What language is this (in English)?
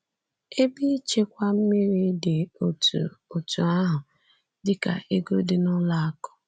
Igbo